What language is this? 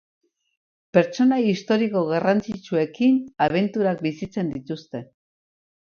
Basque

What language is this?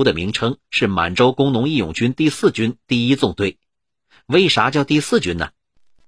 Chinese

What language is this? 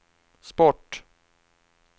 Swedish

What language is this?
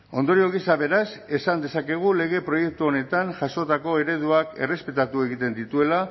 Basque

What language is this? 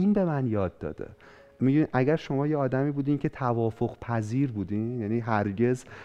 Persian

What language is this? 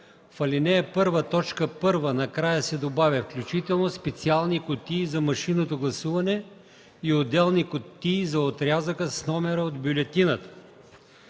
Bulgarian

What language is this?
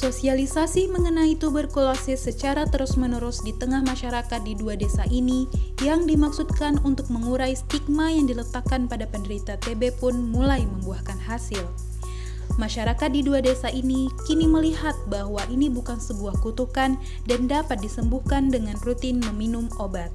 Indonesian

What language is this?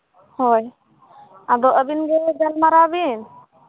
Santali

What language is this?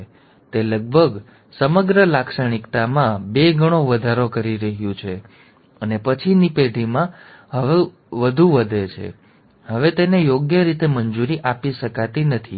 Gujarati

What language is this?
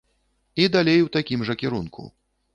Belarusian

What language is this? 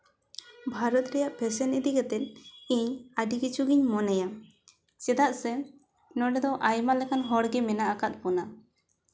Santali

